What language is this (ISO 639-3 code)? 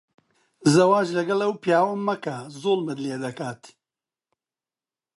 ckb